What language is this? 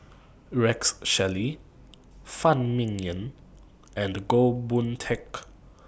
English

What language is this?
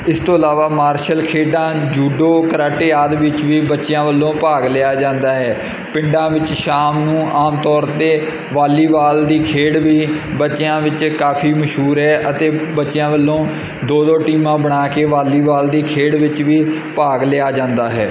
Punjabi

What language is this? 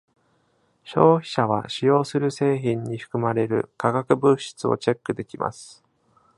Japanese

